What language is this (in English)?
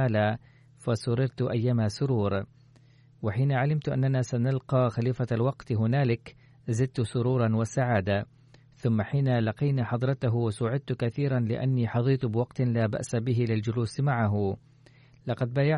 Arabic